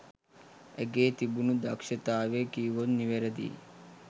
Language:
Sinhala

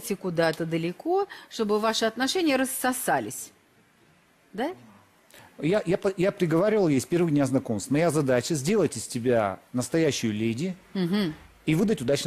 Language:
Russian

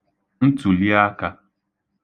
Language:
Igbo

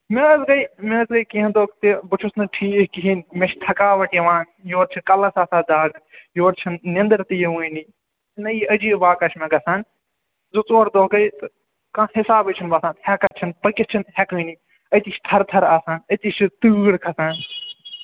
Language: Kashmiri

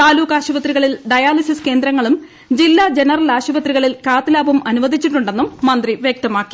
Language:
Malayalam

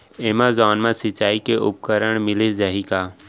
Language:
Chhattisgarhi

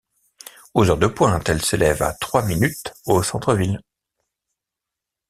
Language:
French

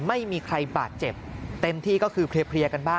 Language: Thai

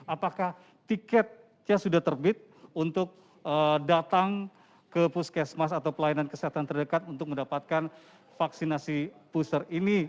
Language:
Indonesian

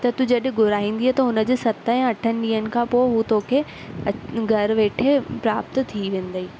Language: Sindhi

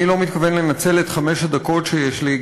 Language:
Hebrew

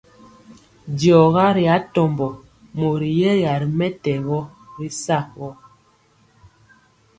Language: Mpiemo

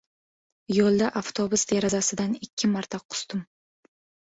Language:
Uzbek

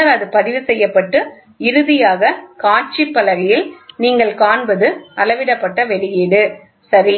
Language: Tamil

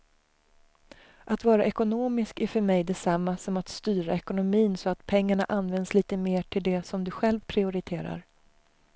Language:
Swedish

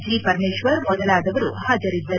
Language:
Kannada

